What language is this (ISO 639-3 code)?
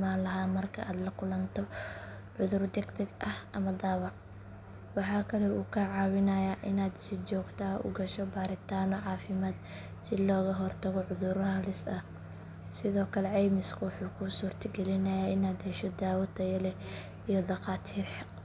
som